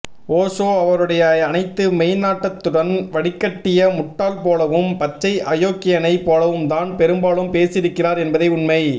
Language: Tamil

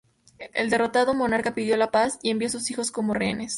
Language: Spanish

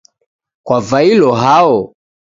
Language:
Taita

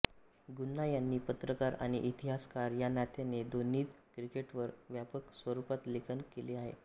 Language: Marathi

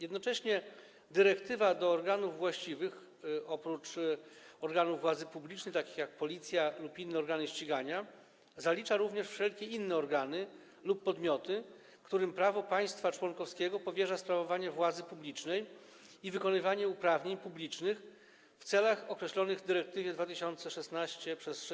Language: Polish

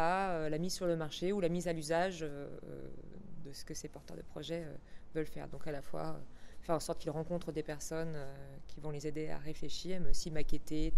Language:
French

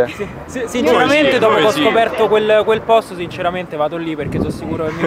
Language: Italian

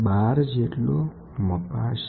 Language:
Gujarati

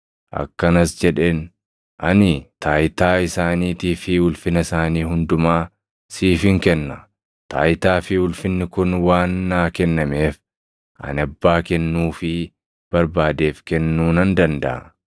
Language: Oromo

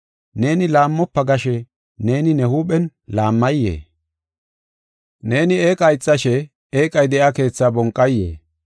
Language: Gofa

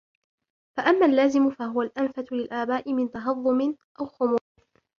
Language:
Arabic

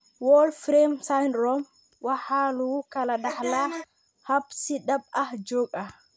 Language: Somali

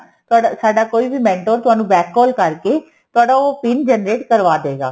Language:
Punjabi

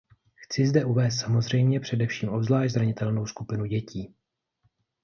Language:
Czech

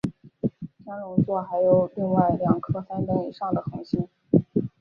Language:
Chinese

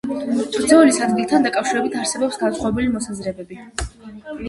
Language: Georgian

